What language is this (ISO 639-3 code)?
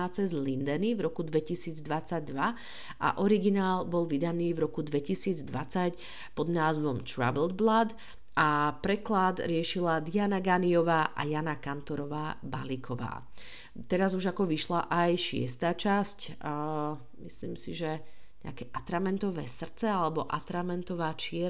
slk